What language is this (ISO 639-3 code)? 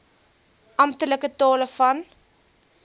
afr